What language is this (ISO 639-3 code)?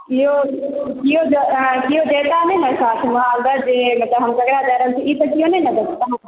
mai